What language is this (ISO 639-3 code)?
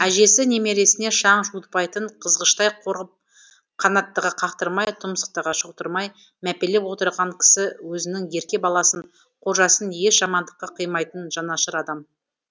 kaz